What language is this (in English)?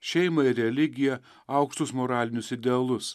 Lithuanian